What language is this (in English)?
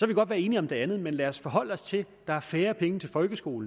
Danish